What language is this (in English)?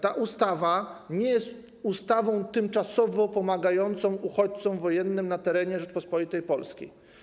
Polish